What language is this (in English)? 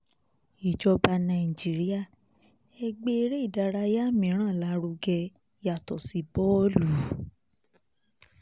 Yoruba